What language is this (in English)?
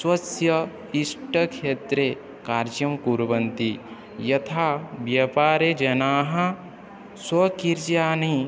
Sanskrit